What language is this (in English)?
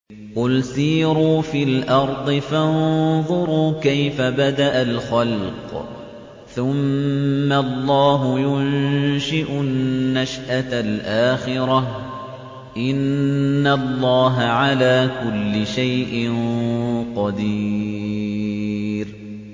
Arabic